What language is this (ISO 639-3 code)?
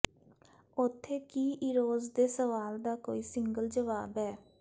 pan